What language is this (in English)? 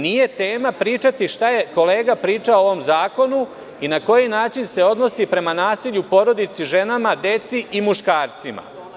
Serbian